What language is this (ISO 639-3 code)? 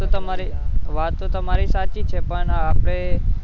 guj